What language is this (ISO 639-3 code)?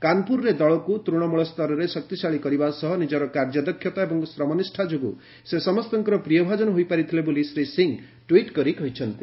ori